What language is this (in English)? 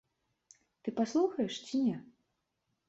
Belarusian